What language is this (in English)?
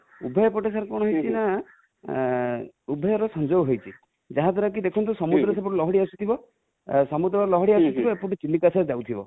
Odia